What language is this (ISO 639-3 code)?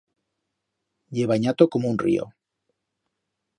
arg